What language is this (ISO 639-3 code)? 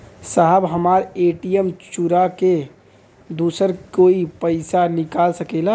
bho